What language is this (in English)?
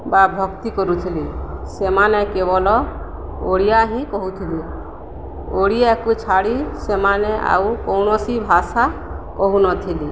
Odia